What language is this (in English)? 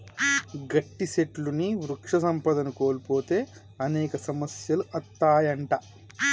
Telugu